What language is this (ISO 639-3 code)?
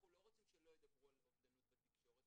heb